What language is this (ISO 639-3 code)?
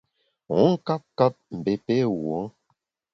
bax